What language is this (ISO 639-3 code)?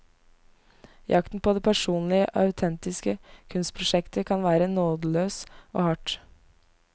nor